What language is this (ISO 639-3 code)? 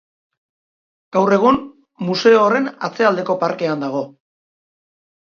eus